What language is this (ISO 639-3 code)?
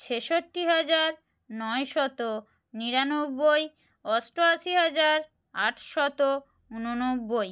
ben